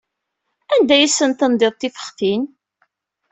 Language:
Kabyle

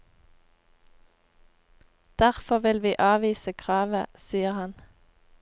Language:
Norwegian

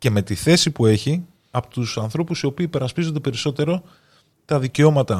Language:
Greek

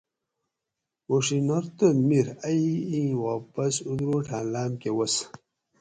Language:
Gawri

